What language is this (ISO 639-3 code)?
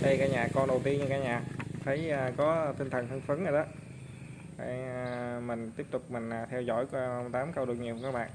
vie